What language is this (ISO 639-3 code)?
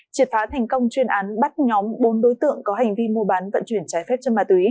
vie